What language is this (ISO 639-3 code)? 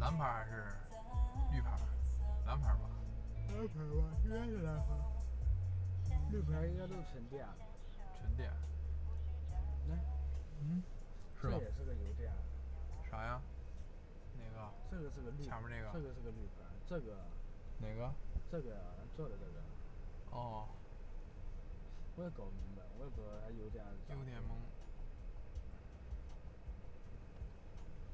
zho